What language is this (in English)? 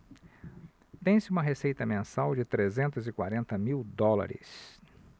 Portuguese